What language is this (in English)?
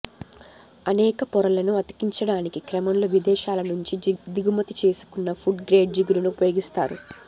Telugu